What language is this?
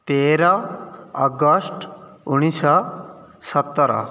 Odia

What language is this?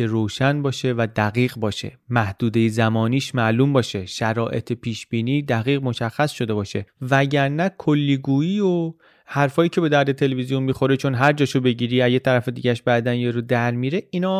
Persian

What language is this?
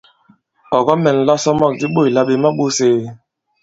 Bankon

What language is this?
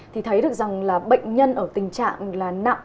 Vietnamese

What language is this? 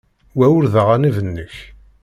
Kabyle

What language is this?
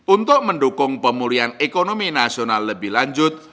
Indonesian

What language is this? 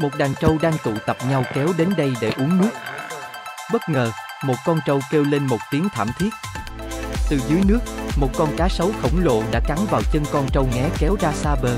Vietnamese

